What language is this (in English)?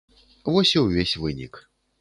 Belarusian